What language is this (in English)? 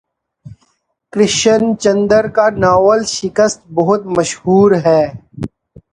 Urdu